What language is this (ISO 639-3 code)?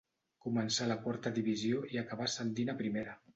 cat